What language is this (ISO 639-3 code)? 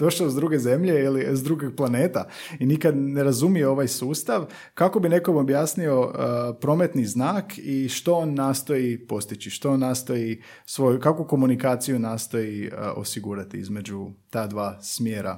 hrv